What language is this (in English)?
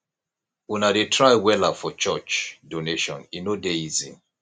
Nigerian Pidgin